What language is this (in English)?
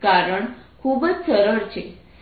Gujarati